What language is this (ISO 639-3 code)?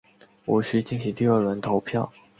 zho